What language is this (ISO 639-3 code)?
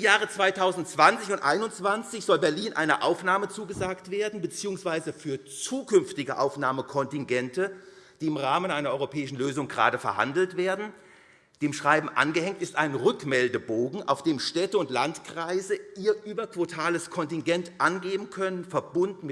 deu